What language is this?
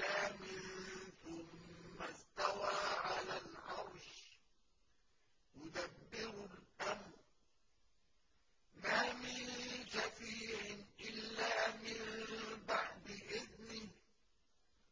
Arabic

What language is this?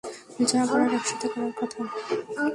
Bangla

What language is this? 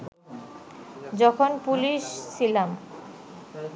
Bangla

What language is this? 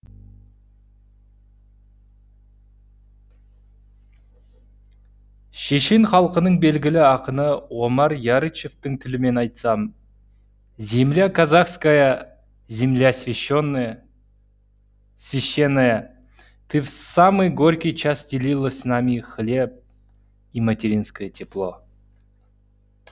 Kazakh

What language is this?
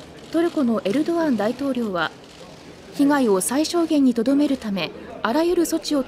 Japanese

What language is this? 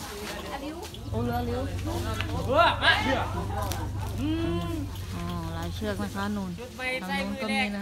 Thai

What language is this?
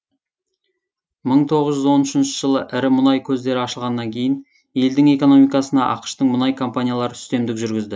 Kazakh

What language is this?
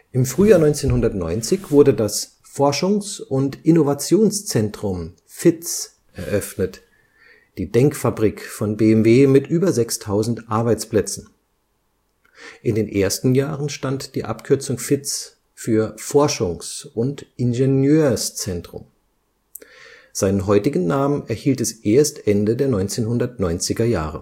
German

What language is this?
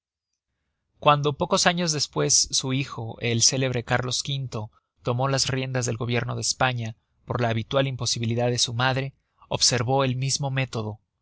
Spanish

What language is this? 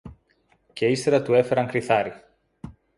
Greek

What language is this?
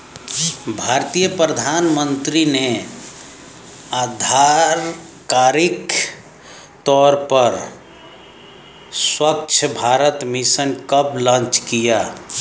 Hindi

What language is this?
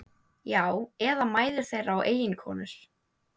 Icelandic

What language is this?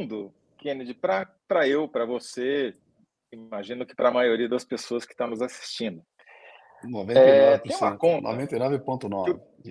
Portuguese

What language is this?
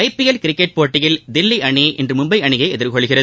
Tamil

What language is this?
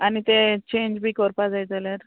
Konkani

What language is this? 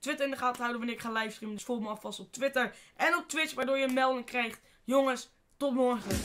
Dutch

